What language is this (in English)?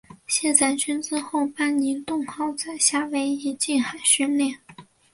Chinese